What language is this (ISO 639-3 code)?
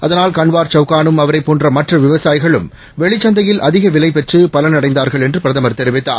tam